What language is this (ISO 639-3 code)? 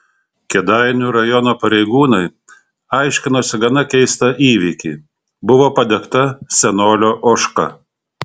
lit